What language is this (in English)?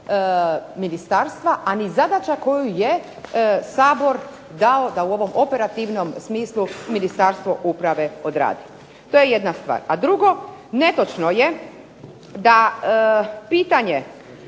Croatian